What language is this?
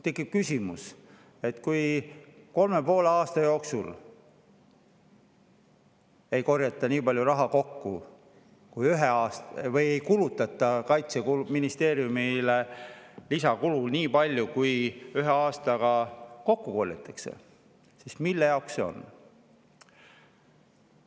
Estonian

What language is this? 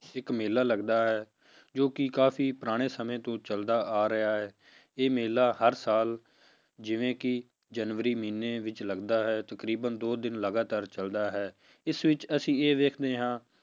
Punjabi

